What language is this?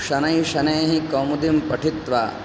Sanskrit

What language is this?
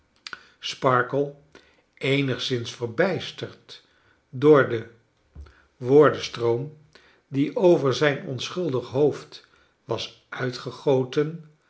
Dutch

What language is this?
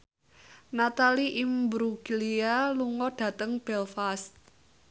Javanese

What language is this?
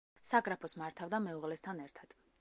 Georgian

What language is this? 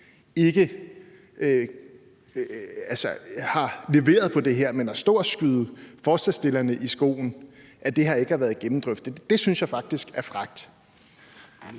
Danish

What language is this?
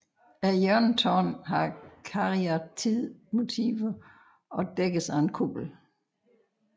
Danish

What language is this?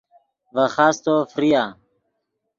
Yidgha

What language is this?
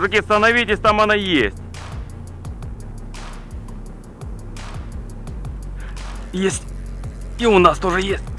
Russian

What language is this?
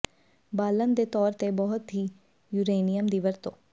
Punjabi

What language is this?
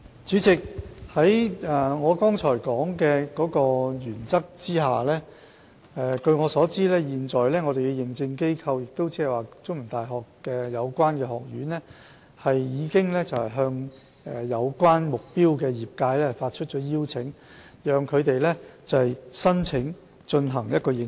Cantonese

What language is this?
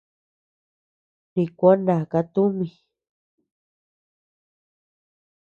Tepeuxila Cuicatec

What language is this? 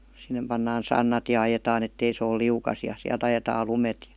Finnish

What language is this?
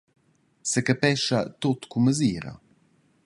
Romansh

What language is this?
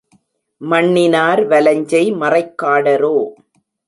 Tamil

